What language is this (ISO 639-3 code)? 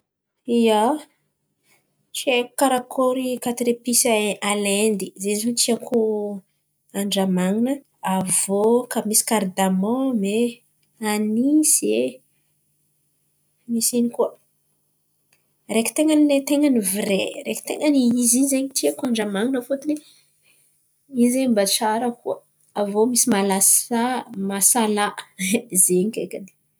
xmv